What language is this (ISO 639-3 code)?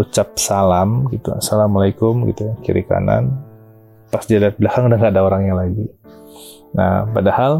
ind